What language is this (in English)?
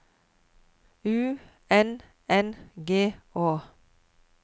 Norwegian